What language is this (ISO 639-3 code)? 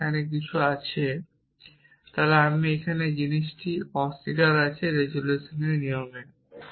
ben